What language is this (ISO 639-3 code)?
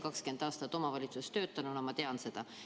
est